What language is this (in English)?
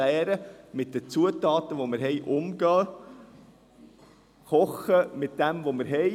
Swiss German